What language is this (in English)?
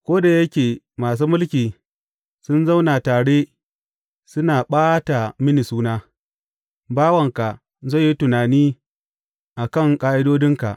Hausa